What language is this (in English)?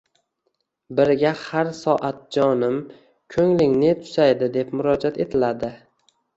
Uzbek